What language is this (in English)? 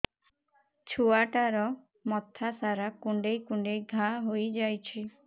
Odia